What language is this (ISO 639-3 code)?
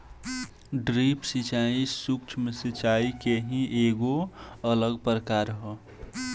bho